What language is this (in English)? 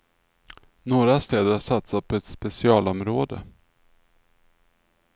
Swedish